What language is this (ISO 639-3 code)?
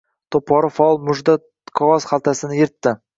uzb